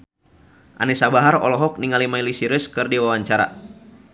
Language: Sundanese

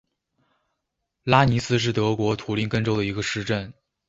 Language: Chinese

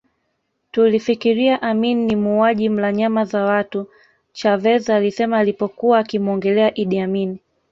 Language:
Swahili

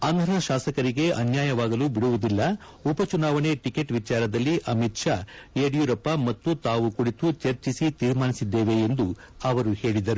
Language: Kannada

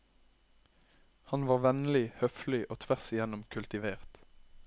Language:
Norwegian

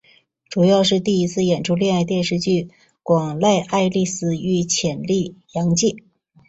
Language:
Chinese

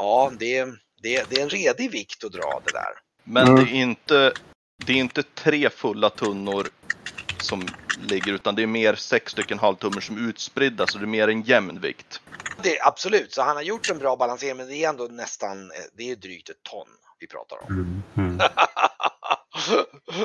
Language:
Swedish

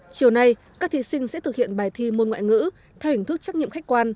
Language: Vietnamese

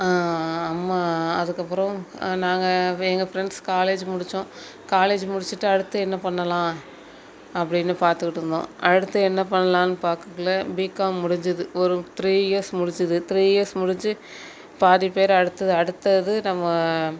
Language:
Tamil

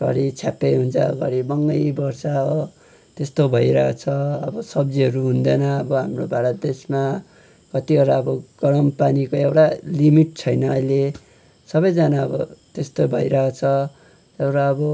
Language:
Nepali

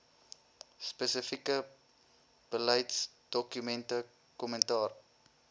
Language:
Afrikaans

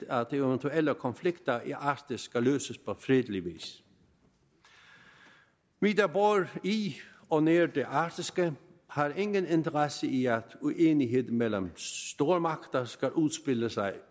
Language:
Danish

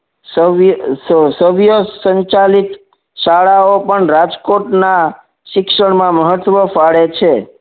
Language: Gujarati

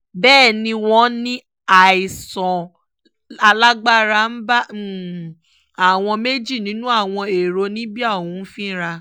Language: Yoruba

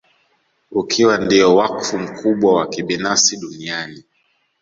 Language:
Swahili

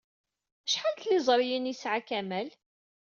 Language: Kabyle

